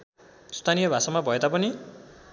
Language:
Nepali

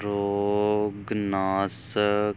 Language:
Punjabi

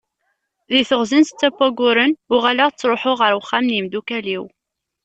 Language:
Kabyle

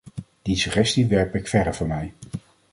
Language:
Dutch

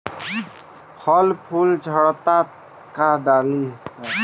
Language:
Bhojpuri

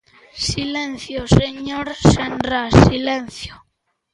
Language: Galician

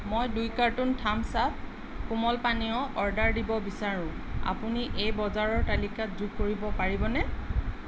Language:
Assamese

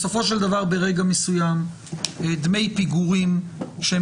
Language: Hebrew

